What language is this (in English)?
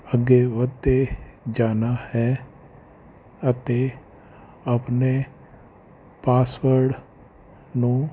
Punjabi